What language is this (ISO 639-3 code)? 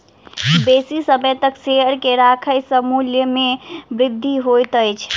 mai